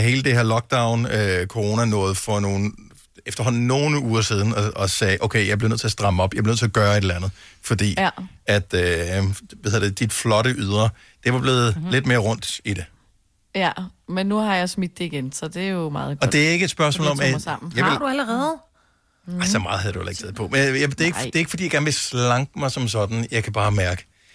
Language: Danish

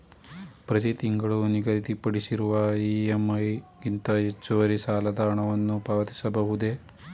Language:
Kannada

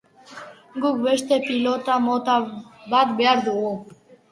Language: Basque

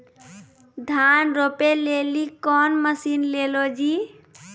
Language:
Maithili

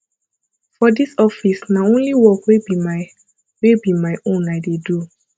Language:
Nigerian Pidgin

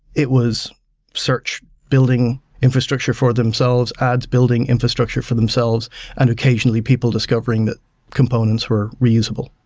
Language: English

